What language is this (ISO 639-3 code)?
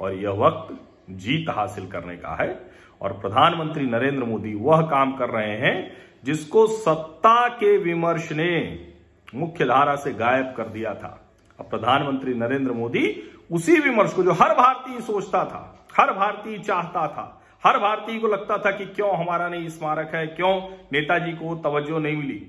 hin